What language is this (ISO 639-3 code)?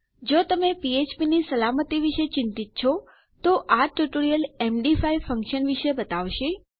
guj